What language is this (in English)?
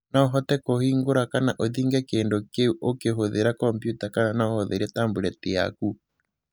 Kikuyu